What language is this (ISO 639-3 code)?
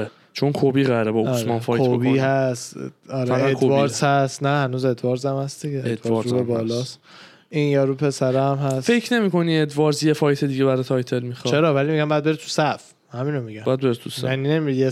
fas